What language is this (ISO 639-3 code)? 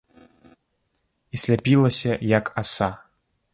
bel